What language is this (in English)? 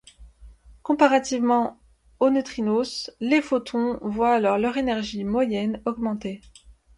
French